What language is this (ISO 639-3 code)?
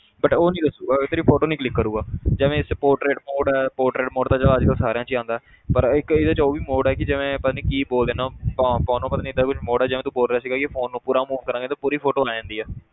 pan